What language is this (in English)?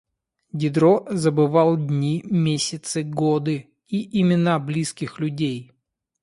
Russian